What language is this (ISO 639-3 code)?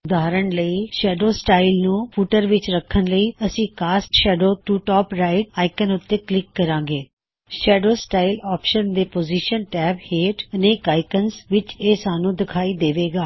pan